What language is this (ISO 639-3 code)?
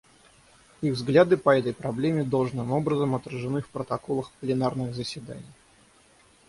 rus